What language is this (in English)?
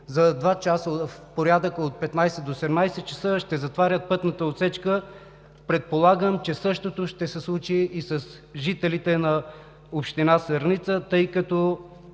Bulgarian